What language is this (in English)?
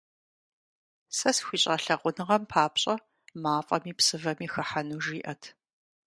Kabardian